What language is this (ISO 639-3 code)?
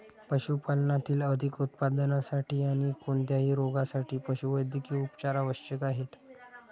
mar